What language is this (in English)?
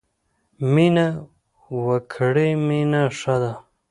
Pashto